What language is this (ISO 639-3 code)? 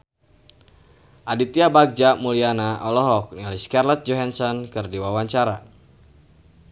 sun